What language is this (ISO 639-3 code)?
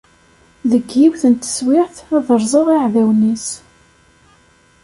kab